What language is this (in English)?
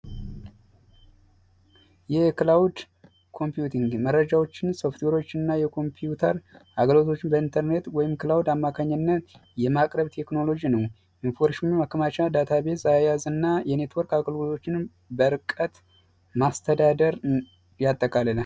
Amharic